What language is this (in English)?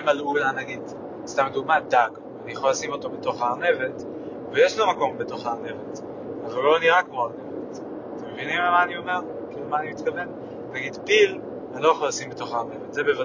Hebrew